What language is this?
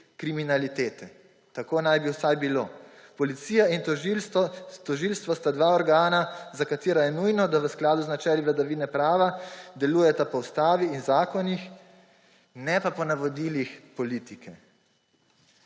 Slovenian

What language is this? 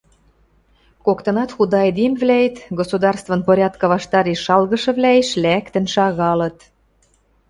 Western Mari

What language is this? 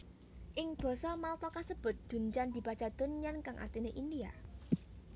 Javanese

